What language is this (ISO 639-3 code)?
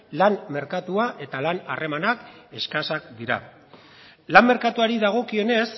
eus